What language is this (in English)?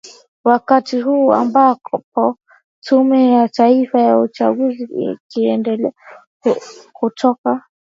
Swahili